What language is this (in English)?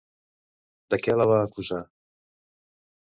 Catalan